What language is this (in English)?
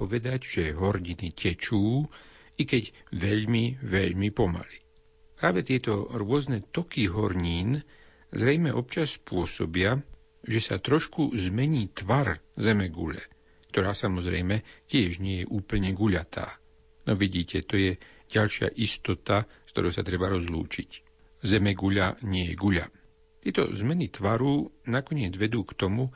Slovak